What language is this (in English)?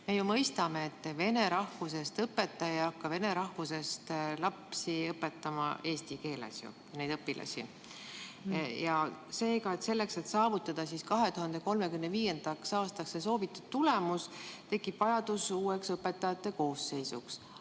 Estonian